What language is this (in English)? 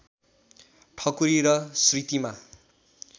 Nepali